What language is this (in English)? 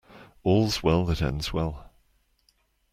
English